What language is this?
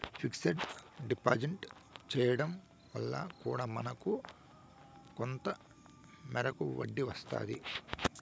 Telugu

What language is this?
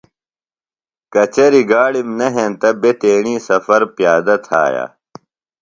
Phalura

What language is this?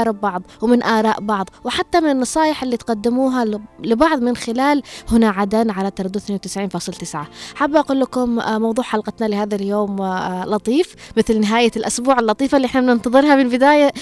Arabic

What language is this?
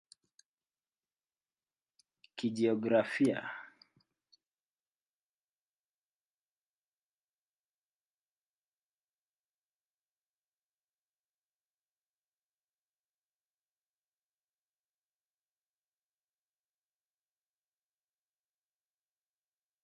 Swahili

